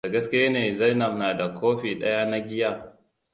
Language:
Hausa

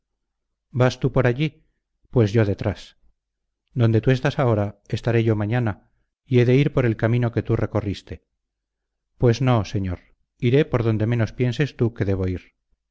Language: Spanish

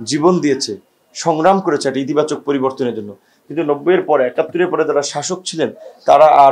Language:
Bangla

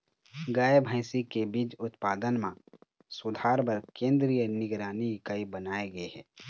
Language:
Chhattisgarhi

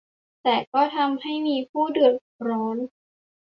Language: Thai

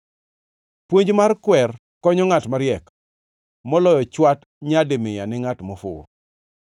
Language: Luo (Kenya and Tanzania)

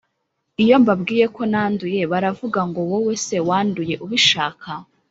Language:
Kinyarwanda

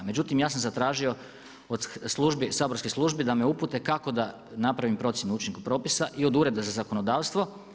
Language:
Croatian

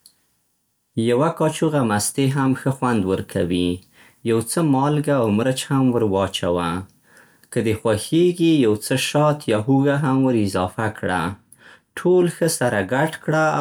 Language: Central Pashto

